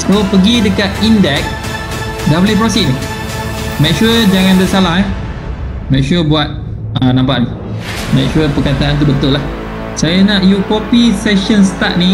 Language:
Malay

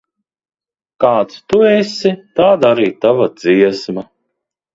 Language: Latvian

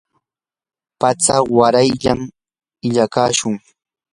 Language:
Yanahuanca Pasco Quechua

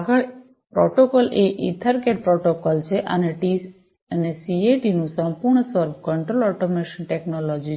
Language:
Gujarati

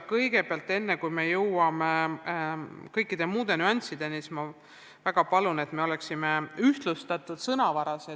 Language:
Estonian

